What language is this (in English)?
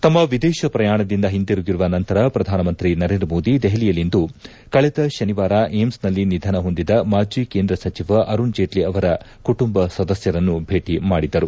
Kannada